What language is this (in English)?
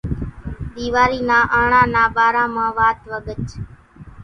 Kachi Koli